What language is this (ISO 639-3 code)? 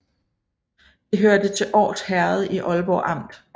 dan